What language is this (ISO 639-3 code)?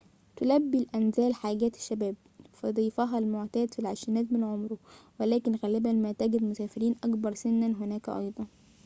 ara